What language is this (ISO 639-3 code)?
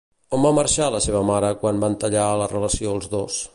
cat